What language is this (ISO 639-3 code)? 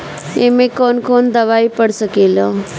bho